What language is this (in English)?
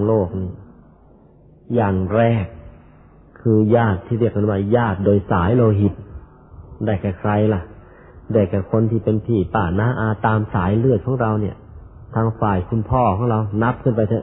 Thai